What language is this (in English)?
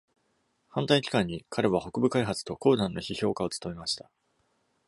Japanese